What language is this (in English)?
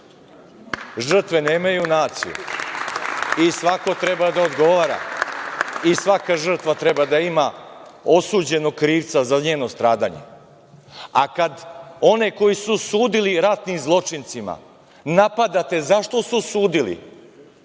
Serbian